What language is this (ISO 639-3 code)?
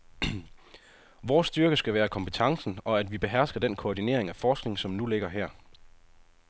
dan